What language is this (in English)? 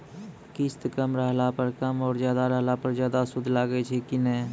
Maithili